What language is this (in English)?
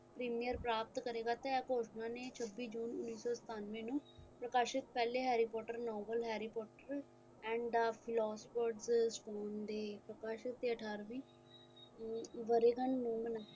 Punjabi